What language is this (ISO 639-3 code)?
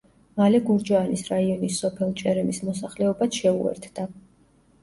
kat